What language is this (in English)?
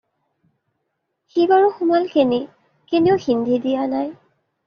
Assamese